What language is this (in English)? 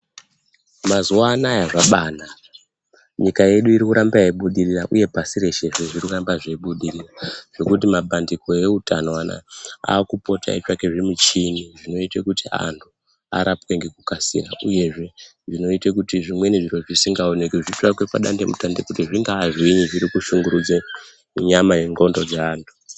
Ndau